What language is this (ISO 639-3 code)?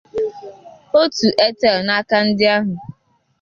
ibo